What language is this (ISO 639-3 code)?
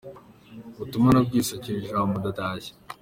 kin